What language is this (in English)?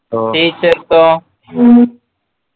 Malayalam